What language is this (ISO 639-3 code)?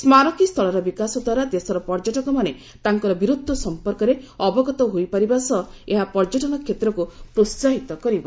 ori